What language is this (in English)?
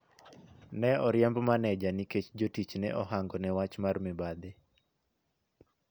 Luo (Kenya and Tanzania)